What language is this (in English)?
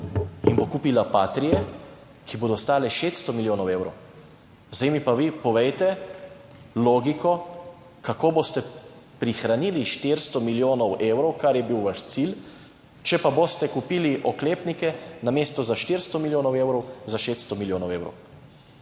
Slovenian